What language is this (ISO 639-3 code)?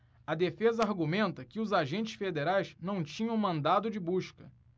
por